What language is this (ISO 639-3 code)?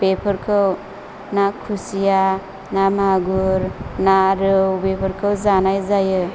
brx